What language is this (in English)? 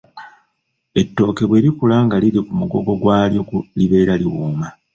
Ganda